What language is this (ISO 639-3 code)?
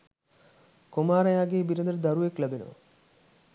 sin